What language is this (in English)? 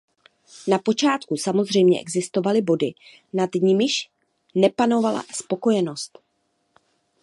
Czech